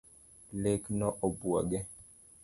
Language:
Luo (Kenya and Tanzania)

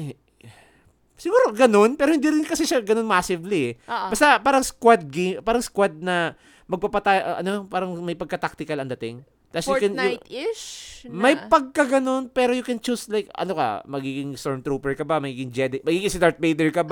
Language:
Filipino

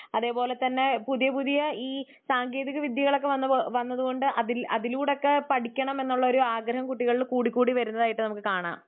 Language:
Malayalam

